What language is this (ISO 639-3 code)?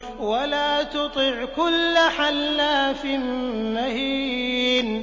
ara